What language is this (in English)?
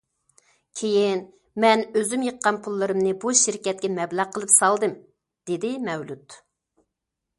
Uyghur